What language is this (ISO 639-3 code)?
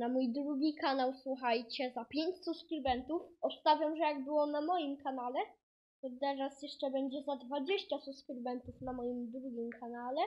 pol